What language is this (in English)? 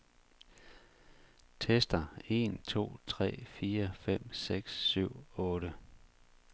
Danish